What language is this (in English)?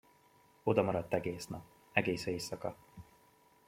Hungarian